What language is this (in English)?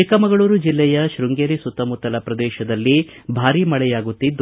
Kannada